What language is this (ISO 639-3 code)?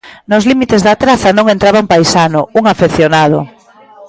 glg